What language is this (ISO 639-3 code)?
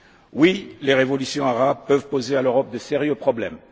fra